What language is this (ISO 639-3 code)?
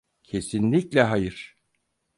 tur